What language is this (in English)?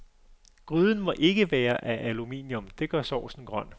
Danish